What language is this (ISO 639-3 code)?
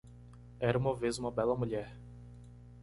por